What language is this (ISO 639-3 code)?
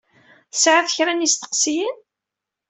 kab